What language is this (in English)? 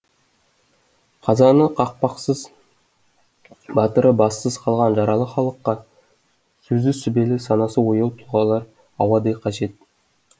Kazakh